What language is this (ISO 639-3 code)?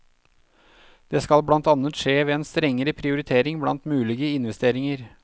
nor